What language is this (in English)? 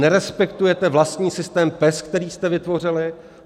Czech